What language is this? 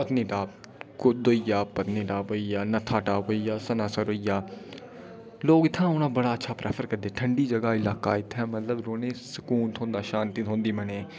Dogri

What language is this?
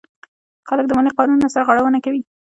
Pashto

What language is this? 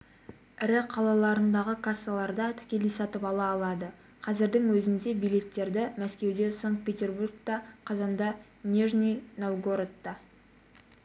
Kazakh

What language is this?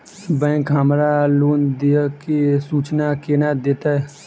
Maithili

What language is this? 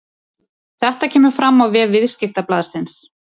Icelandic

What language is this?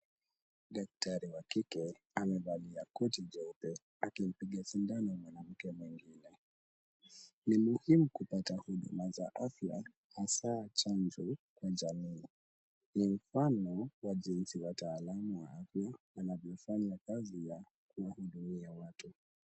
Swahili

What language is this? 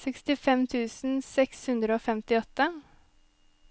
Norwegian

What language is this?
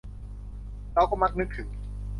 Thai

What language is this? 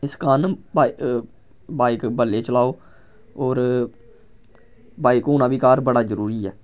Dogri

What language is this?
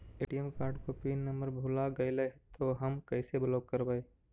Magahi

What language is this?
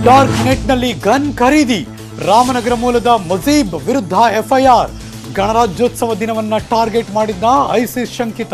Hindi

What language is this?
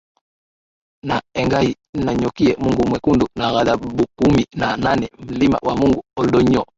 Swahili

